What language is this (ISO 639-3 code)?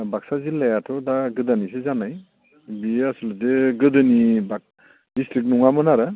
brx